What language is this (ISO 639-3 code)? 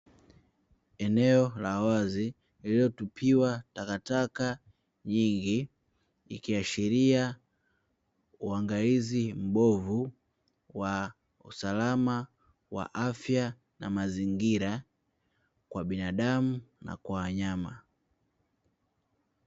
swa